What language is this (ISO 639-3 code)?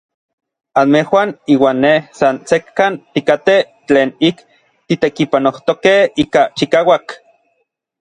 nlv